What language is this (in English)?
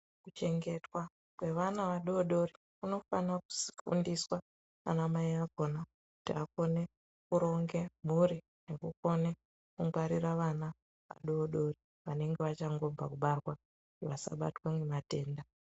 Ndau